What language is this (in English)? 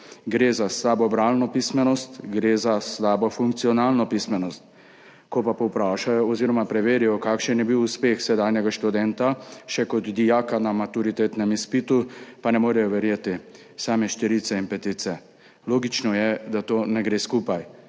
Slovenian